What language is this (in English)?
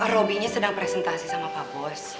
Indonesian